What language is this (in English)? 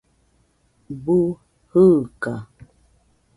Nüpode Huitoto